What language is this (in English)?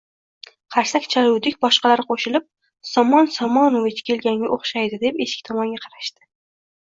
Uzbek